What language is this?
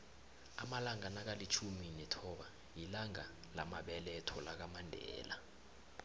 South Ndebele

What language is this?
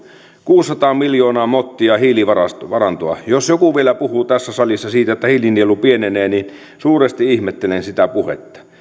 Finnish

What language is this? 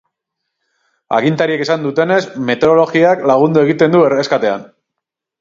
Basque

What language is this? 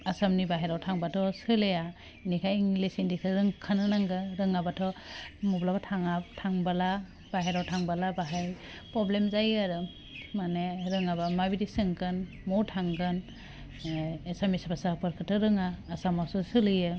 Bodo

